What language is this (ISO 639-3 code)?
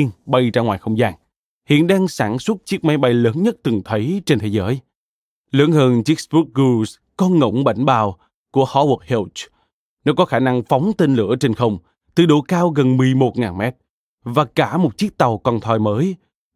vie